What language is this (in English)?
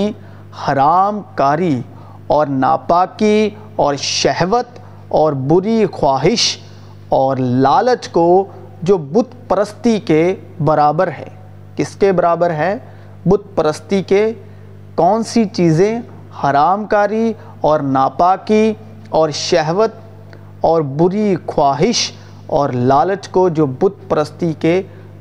Urdu